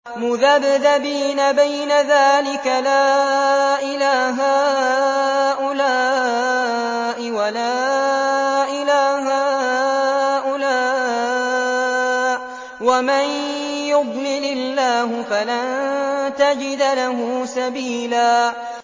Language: Arabic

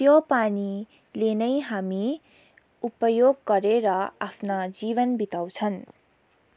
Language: Nepali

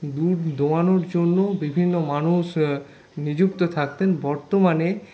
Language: Bangla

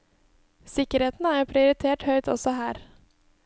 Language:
Norwegian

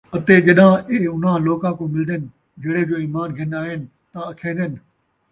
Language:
Saraiki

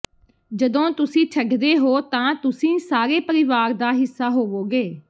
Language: Punjabi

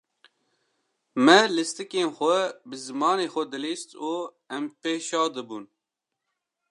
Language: Kurdish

